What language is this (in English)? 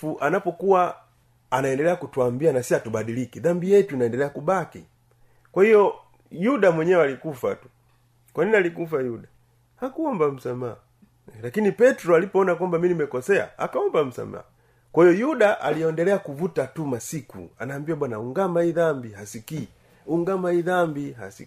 Swahili